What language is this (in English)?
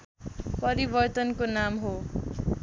Nepali